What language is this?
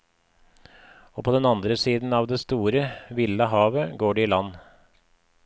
Norwegian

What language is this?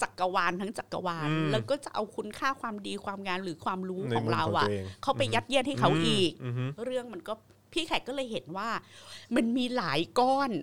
Thai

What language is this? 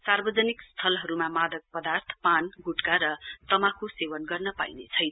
Nepali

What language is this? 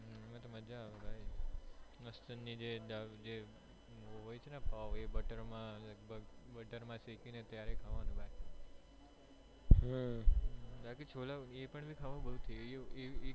Gujarati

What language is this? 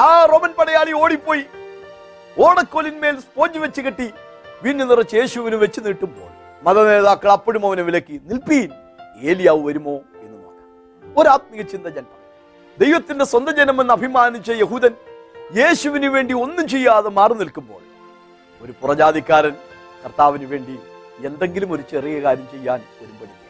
Malayalam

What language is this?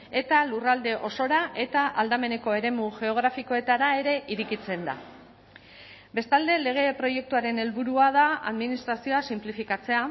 Basque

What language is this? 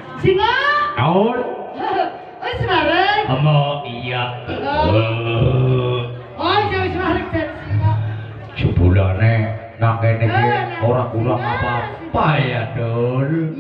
Indonesian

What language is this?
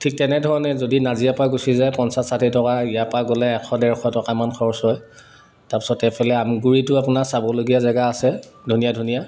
Assamese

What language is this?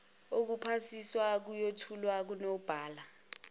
Zulu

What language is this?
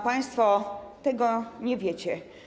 Polish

